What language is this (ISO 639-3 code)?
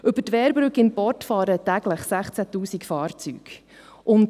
gsw